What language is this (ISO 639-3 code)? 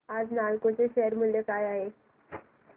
mar